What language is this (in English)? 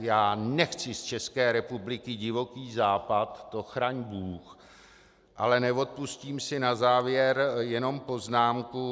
Czech